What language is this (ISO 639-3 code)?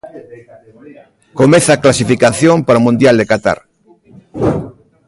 glg